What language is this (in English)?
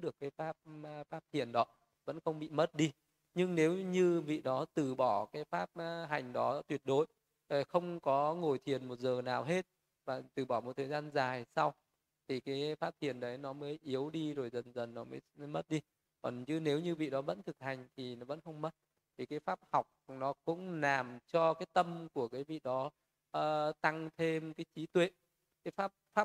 Vietnamese